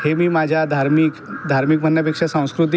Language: Marathi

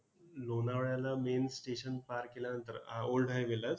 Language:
Marathi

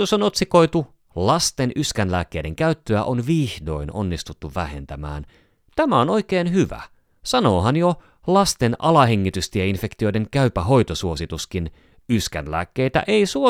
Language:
Finnish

